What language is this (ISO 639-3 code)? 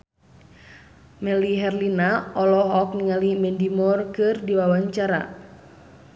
sun